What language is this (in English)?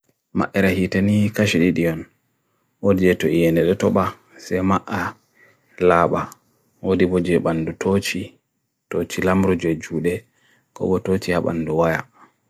Bagirmi Fulfulde